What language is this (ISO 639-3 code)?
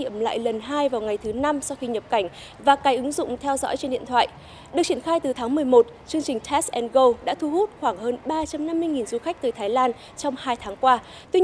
vie